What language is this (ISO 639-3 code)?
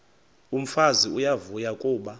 xho